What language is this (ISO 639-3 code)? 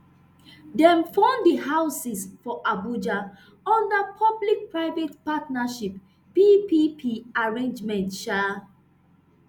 pcm